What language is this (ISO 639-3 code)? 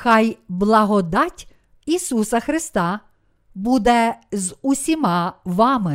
ukr